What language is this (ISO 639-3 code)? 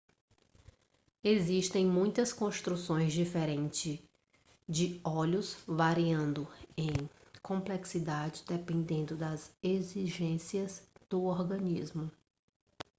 por